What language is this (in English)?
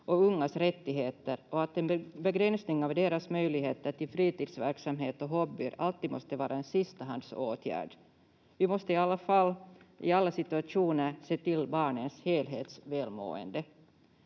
Finnish